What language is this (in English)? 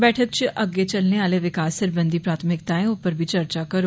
Dogri